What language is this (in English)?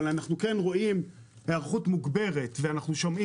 Hebrew